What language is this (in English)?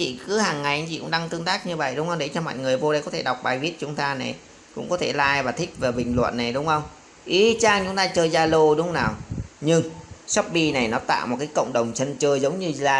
Vietnamese